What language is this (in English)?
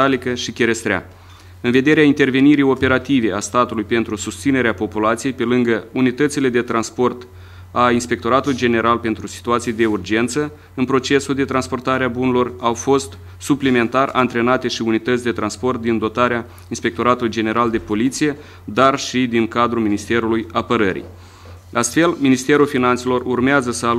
Romanian